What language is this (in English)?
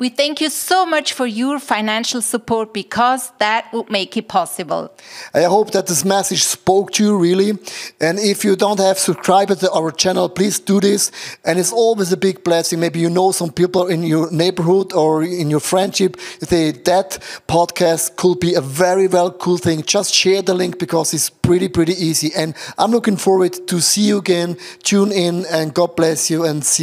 English